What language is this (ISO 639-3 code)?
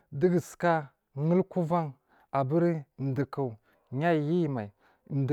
mfm